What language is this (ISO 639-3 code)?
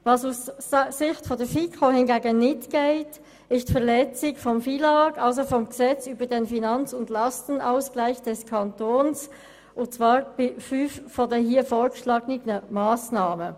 gsw